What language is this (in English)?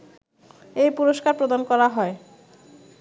Bangla